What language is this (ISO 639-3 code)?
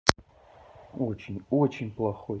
rus